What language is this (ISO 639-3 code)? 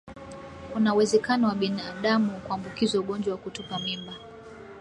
swa